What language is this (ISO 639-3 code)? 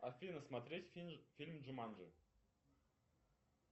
rus